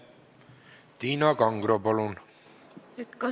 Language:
Estonian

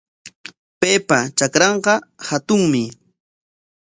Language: Corongo Ancash Quechua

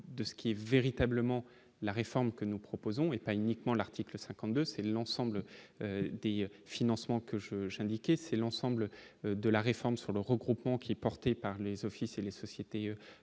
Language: French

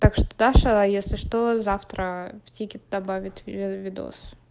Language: Russian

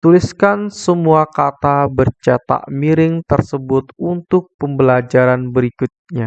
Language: Indonesian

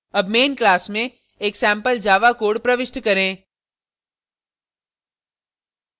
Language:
Hindi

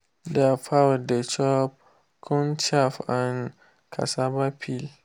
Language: Nigerian Pidgin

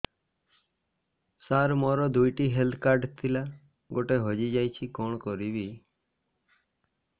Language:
Odia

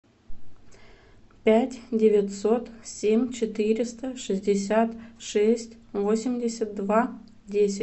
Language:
Russian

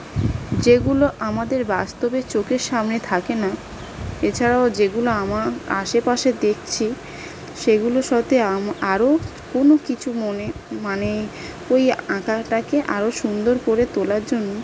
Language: Bangla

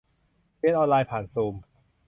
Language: Thai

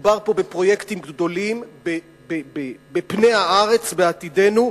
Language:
Hebrew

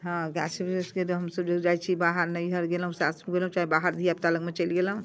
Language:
Maithili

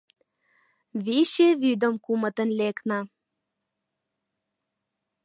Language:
Mari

